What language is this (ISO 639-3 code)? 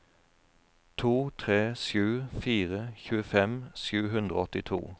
nor